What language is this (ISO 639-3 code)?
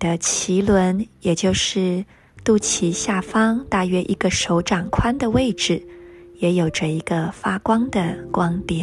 zho